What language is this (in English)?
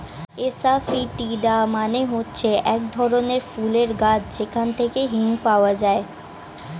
Bangla